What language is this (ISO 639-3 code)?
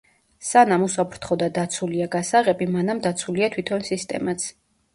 kat